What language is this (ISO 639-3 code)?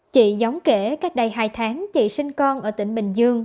vie